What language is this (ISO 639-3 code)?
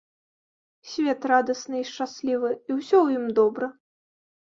bel